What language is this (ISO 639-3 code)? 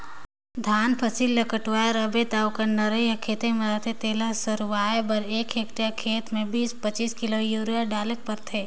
hne